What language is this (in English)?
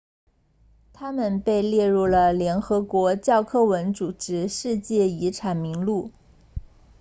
Chinese